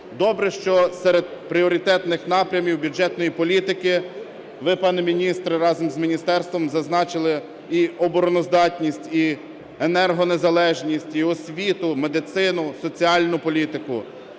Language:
Ukrainian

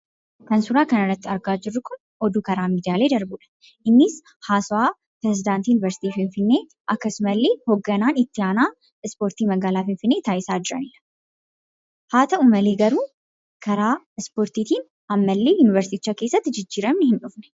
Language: Oromo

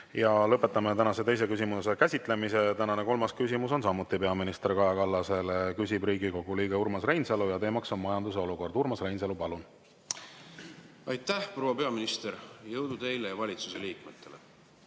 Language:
Estonian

